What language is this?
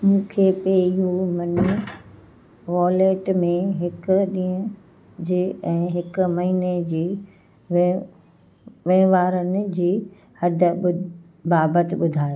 Sindhi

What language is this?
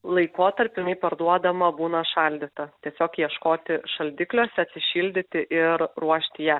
Lithuanian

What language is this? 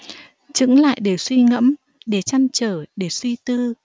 Vietnamese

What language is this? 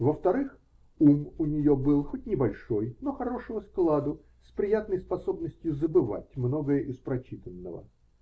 Russian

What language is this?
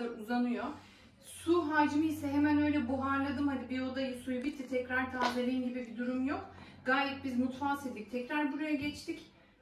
Turkish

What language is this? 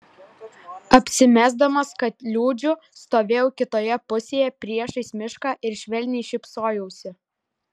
Lithuanian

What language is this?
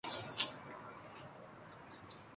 Urdu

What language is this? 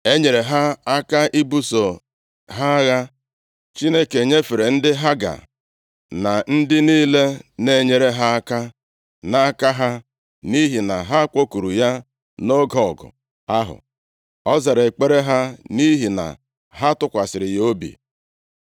Igbo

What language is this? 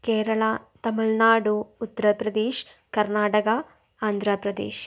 Malayalam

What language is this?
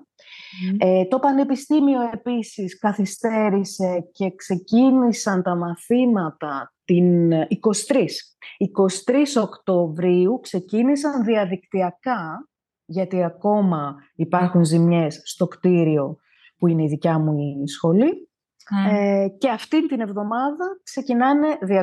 Greek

